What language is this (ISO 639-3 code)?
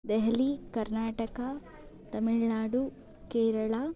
san